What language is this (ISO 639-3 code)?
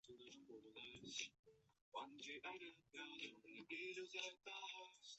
zho